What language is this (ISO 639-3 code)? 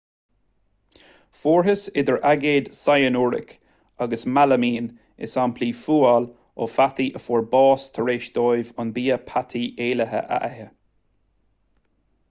gle